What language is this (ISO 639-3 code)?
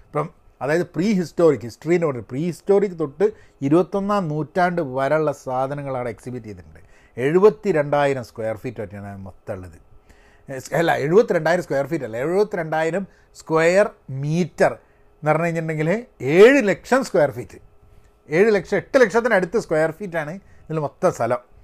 mal